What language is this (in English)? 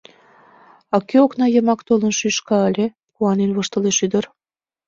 Mari